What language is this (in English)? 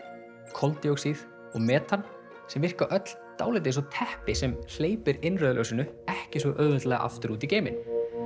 Icelandic